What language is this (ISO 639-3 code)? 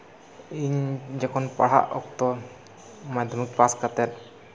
sat